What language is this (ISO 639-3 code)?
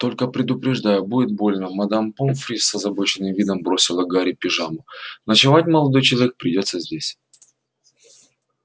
rus